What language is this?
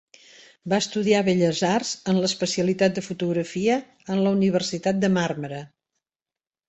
Catalan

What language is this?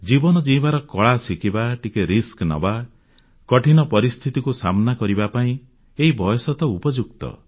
Odia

